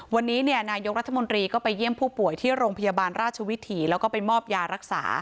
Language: Thai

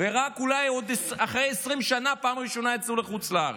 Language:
Hebrew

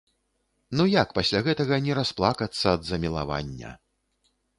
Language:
Belarusian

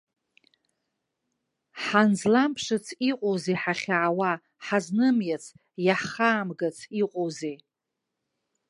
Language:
Abkhazian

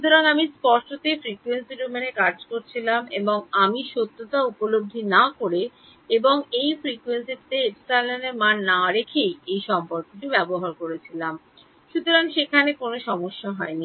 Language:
Bangla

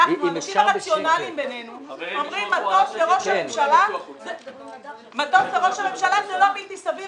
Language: Hebrew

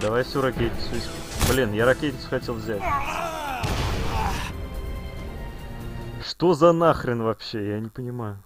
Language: Russian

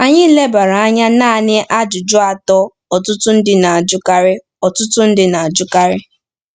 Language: Igbo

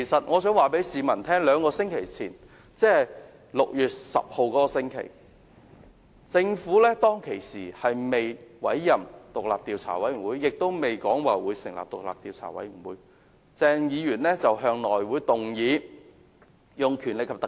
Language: Cantonese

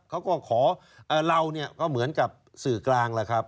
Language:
Thai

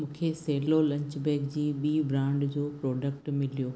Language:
Sindhi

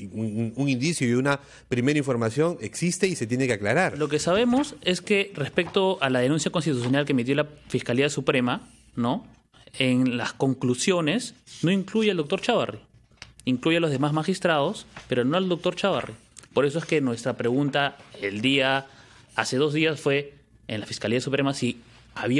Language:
Spanish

